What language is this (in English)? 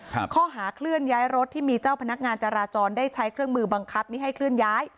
Thai